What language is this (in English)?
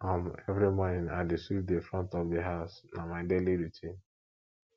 Nigerian Pidgin